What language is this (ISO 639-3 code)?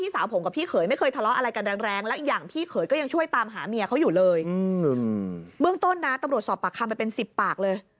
tha